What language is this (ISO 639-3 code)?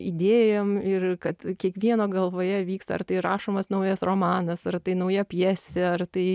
lit